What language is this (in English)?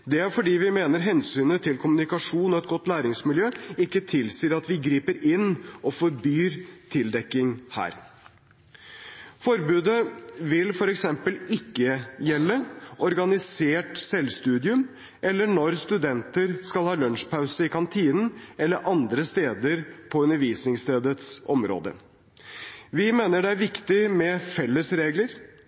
Norwegian Bokmål